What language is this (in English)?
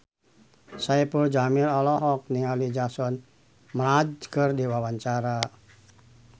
Sundanese